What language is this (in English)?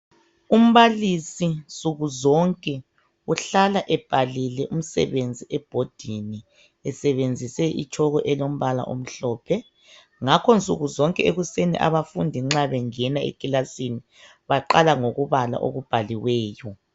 North Ndebele